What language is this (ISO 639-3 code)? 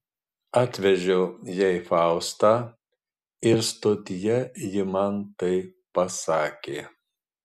lit